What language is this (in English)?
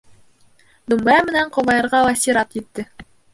Bashkir